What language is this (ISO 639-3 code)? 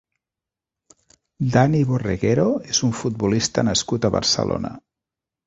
cat